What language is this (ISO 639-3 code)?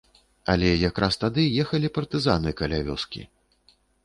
bel